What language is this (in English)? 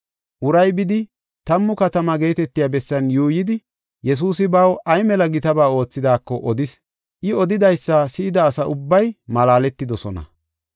Gofa